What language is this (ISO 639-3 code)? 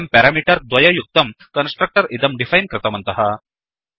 san